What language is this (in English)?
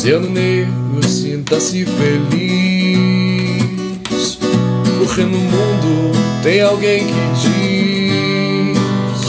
Portuguese